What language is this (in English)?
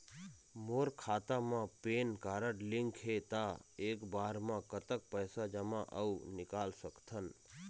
Chhattisgarhi